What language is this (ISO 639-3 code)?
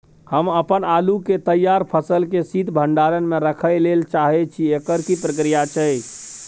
mai